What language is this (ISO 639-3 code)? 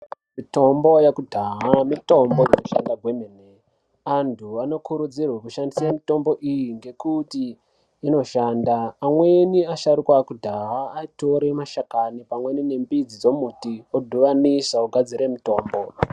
ndc